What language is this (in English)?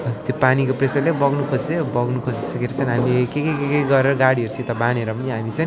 Nepali